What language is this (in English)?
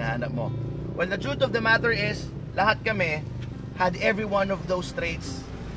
Filipino